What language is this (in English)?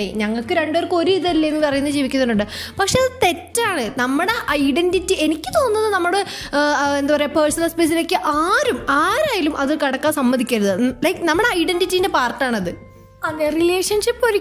Malayalam